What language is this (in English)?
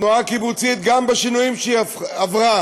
Hebrew